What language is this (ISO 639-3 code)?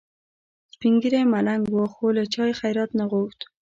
pus